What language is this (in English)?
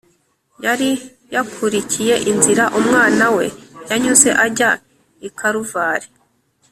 Kinyarwanda